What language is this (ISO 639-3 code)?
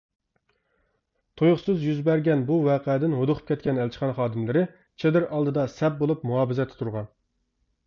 uig